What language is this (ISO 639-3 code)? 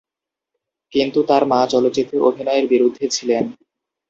ben